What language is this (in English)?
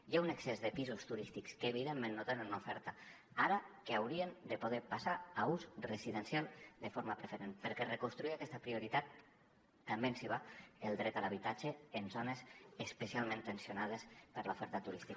Catalan